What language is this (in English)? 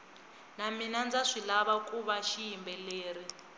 Tsonga